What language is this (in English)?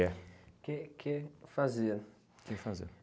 Portuguese